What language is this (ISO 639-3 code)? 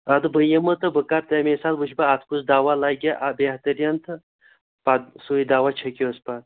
kas